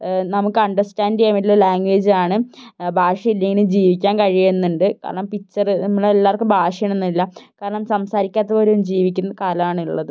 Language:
Malayalam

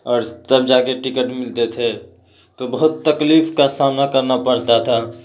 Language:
Urdu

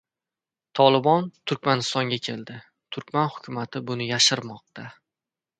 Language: Uzbek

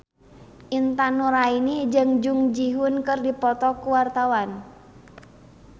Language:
Sundanese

